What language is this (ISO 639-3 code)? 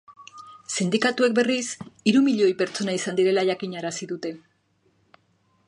eus